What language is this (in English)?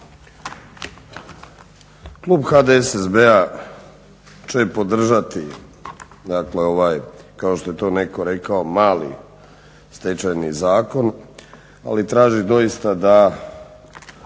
Croatian